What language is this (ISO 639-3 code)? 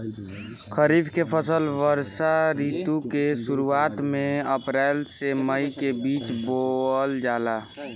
bho